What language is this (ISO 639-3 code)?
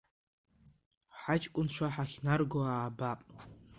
abk